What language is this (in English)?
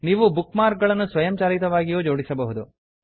Kannada